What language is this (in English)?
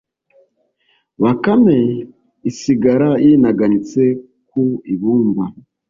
Kinyarwanda